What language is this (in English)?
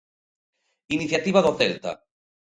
Galician